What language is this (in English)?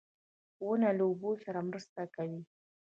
Pashto